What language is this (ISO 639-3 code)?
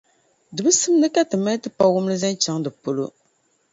dag